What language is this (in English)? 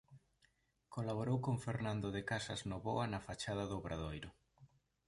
Galician